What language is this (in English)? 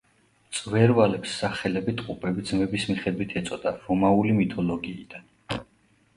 Georgian